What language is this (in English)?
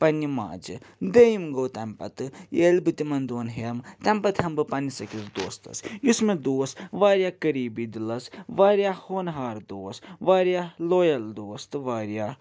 Kashmiri